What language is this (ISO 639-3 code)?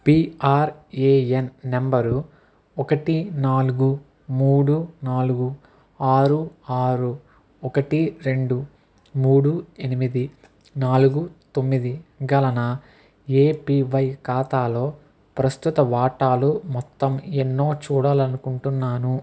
tel